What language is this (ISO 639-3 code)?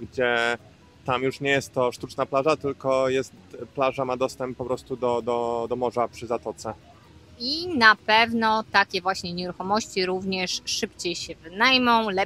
pol